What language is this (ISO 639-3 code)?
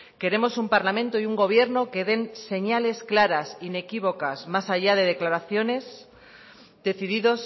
spa